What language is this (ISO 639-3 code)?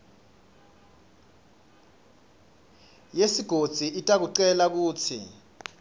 ssw